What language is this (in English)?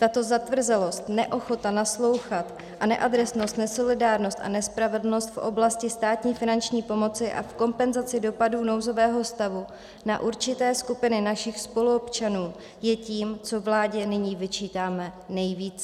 Czech